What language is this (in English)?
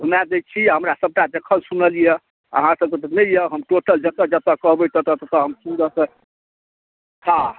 Maithili